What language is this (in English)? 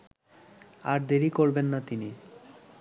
Bangla